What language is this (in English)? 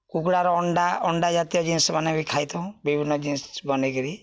Odia